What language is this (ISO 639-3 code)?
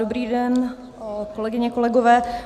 ces